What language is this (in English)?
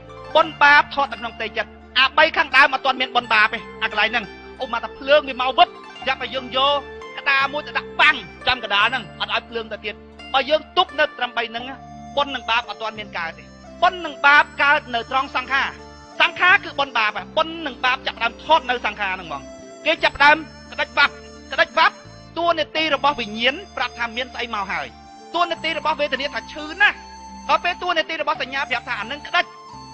Thai